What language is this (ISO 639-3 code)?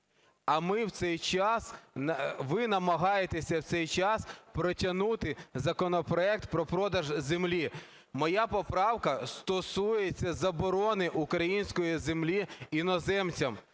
ukr